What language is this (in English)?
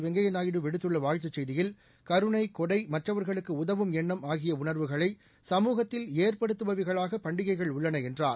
Tamil